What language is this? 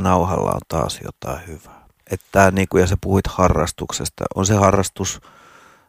Finnish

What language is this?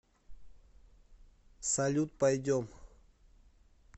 Russian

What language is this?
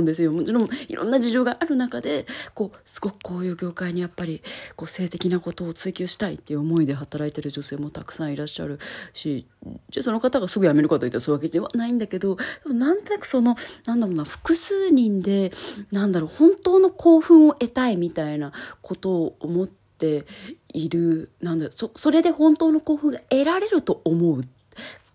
Japanese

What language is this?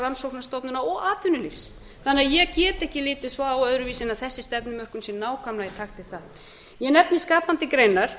Icelandic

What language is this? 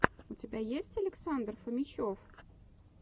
Russian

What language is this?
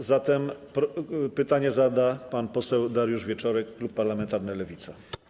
Polish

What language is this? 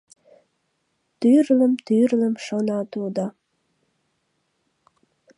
Mari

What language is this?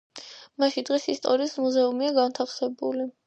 Georgian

